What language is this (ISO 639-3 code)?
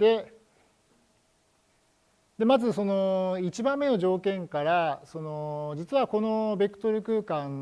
jpn